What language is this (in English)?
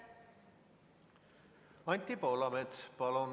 Estonian